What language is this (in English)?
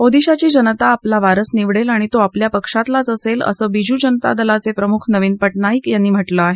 Marathi